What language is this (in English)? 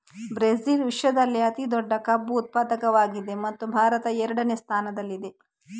Kannada